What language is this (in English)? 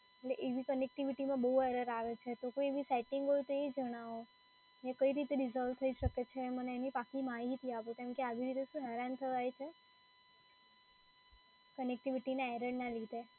Gujarati